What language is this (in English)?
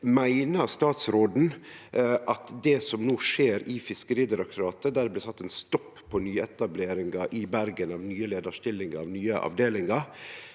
Norwegian